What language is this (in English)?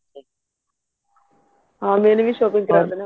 Punjabi